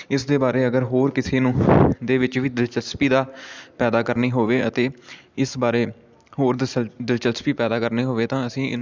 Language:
Punjabi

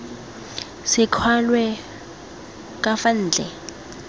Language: Tswana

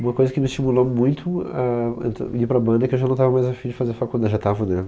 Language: Portuguese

